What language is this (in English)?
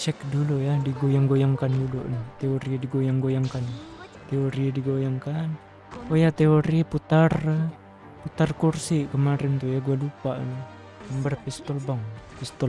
Indonesian